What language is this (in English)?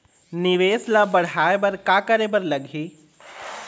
Chhattisgarhi